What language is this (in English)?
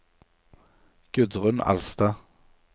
Norwegian